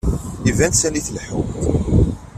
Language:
Kabyle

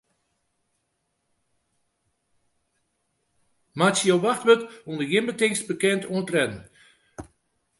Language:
Western Frisian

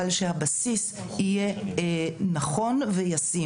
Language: Hebrew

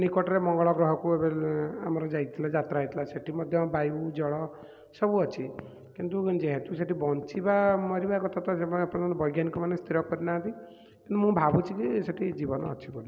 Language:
Odia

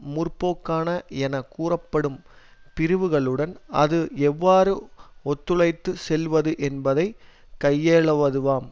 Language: Tamil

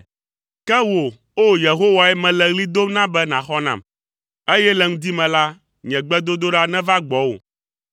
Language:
Ewe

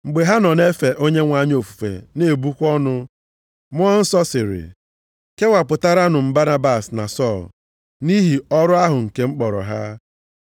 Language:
Igbo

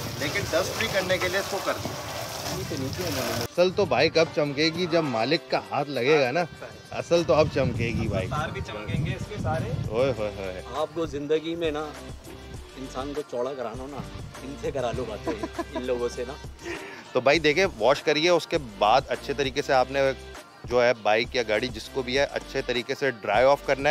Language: Hindi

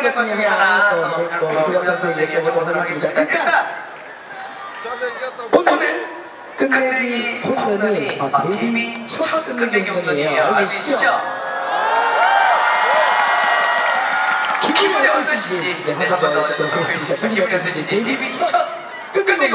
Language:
Korean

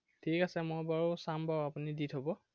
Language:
Assamese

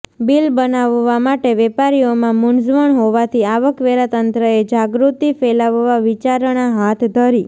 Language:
Gujarati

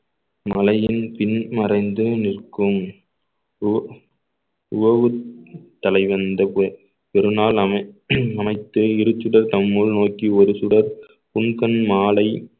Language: Tamil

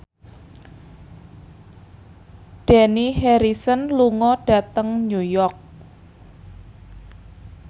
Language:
Javanese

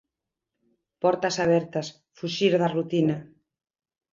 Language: Galician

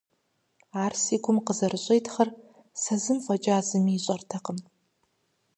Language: Kabardian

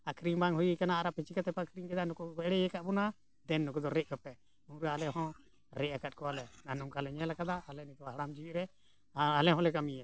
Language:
Santali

